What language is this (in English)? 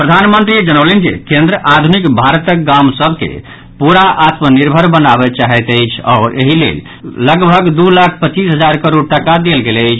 Maithili